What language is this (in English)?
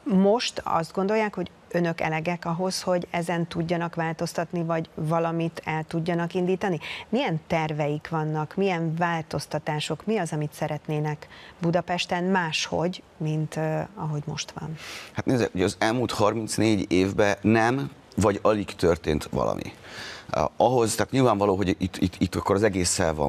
Hungarian